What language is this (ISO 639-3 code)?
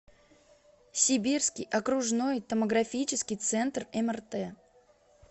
rus